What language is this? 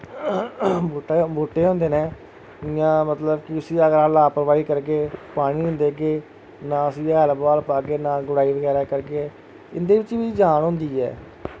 Dogri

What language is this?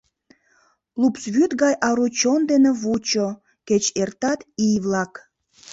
Mari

